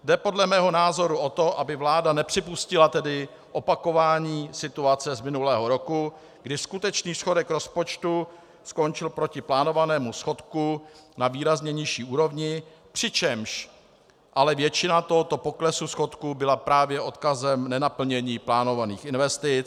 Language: Czech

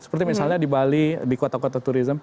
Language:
Indonesian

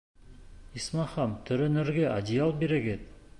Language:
Bashkir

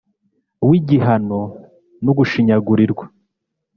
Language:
Kinyarwanda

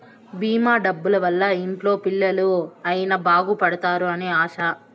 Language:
Telugu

